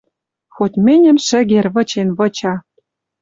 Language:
Western Mari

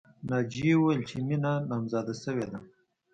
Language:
Pashto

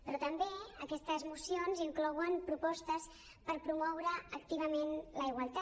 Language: Catalan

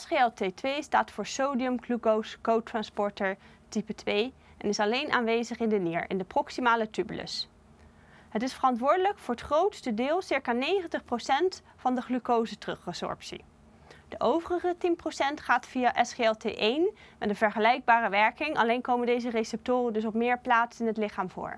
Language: Dutch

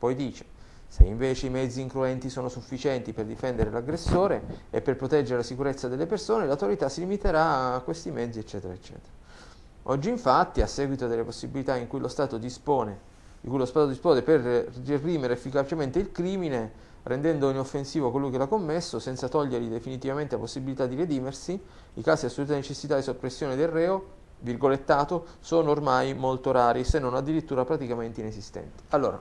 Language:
Italian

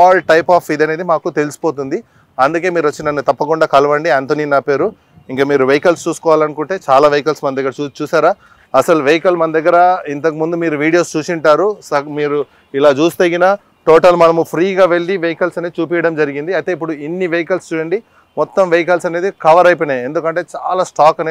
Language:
Telugu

